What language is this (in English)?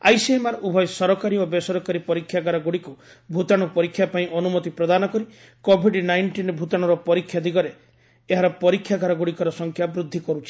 Odia